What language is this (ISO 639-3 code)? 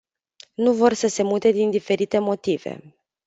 ron